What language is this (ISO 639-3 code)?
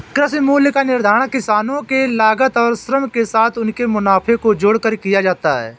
hin